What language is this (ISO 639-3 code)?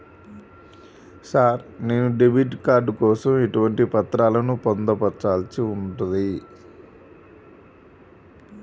tel